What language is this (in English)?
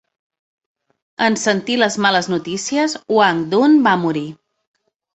Catalan